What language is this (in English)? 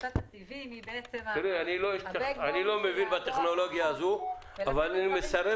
Hebrew